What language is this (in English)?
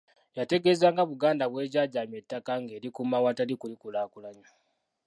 Ganda